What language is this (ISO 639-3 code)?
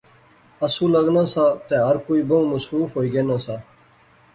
phr